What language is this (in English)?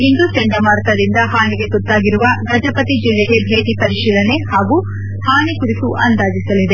Kannada